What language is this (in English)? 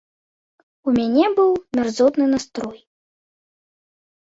Belarusian